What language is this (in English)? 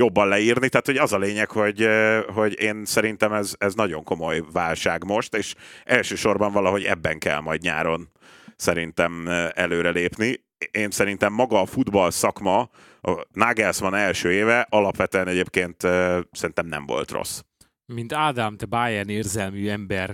Hungarian